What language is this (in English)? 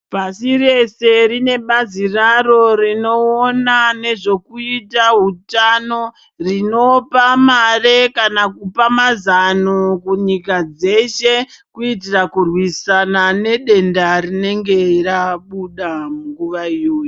Ndau